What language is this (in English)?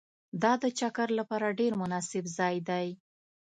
Pashto